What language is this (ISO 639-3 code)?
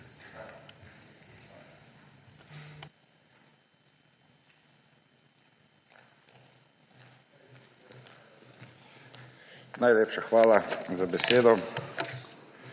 slv